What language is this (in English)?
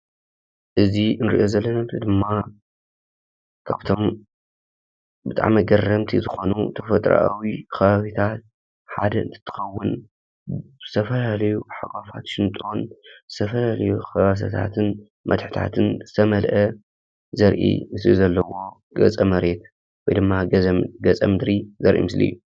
Tigrinya